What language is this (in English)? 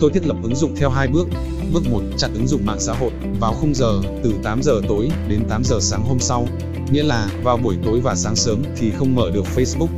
Vietnamese